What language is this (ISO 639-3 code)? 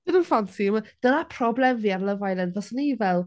cym